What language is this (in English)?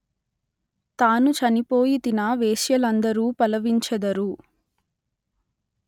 Telugu